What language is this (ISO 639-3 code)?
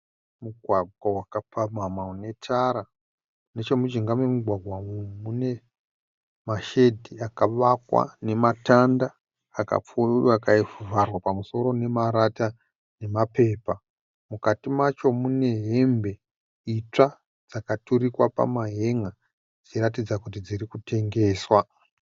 sna